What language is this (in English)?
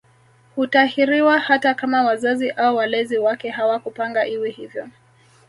Swahili